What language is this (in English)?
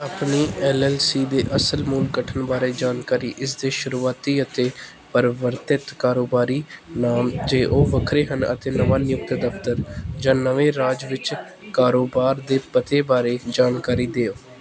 Punjabi